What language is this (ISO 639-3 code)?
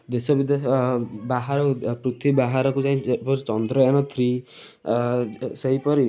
ori